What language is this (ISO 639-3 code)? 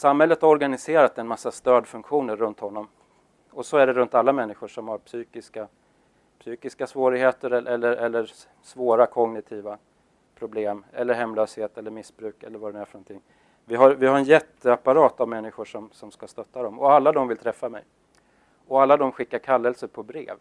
swe